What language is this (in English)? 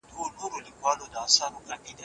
Pashto